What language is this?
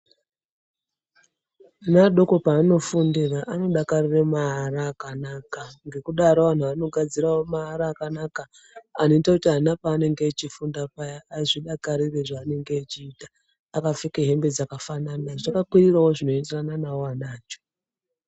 Ndau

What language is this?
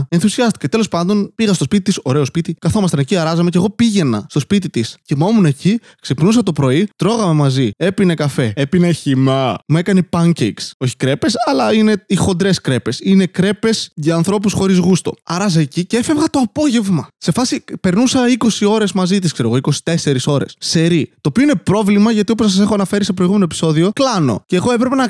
Greek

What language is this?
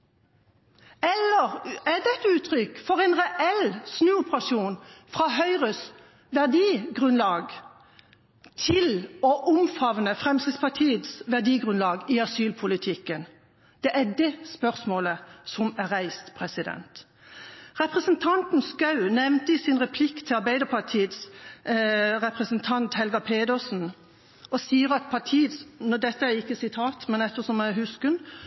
Norwegian Bokmål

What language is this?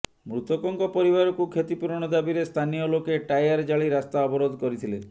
Odia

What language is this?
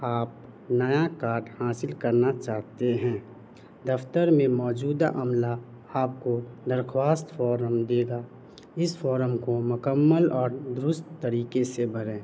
Urdu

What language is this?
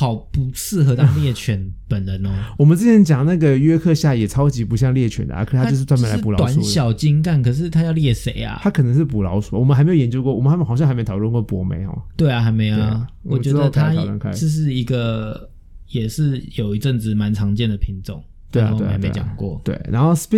Chinese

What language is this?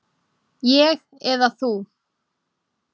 Icelandic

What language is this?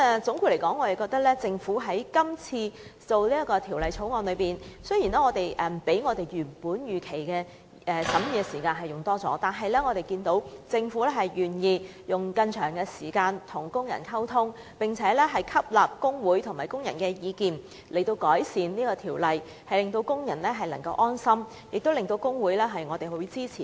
Cantonese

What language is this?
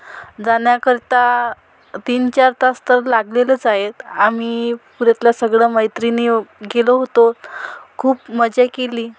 Marathi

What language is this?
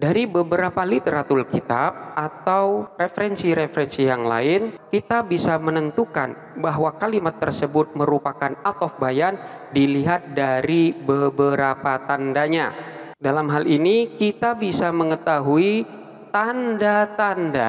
Indonesian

